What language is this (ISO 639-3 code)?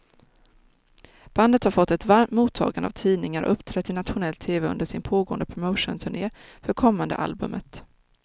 swe